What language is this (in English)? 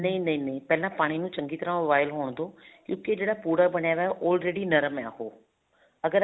Punjabi